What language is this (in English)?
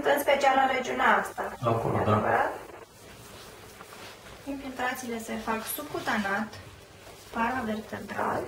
Romanian